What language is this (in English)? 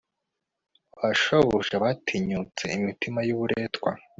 Kinyarwanda